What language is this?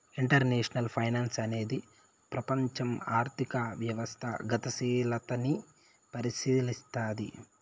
Telugu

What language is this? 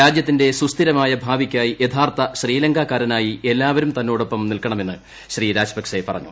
Malayalam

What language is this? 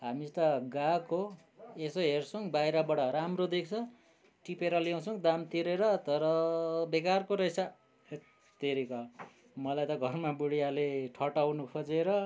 Nepali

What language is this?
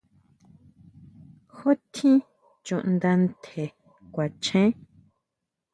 Huautla Mazatec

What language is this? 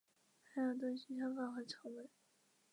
Chinese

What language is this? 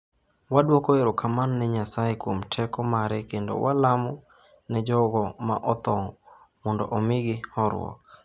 Luo (Kenya and Tanzania)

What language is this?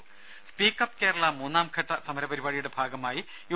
Malayalam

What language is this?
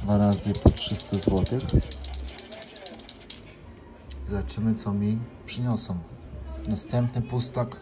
Polish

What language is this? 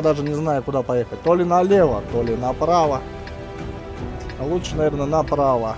Russian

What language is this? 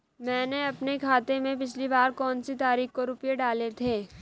Hindi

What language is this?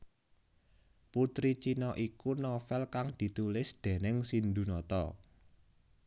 Javanese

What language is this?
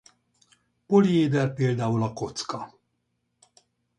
Hungarian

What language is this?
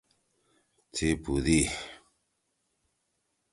Torwali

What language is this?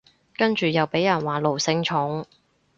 Cantonese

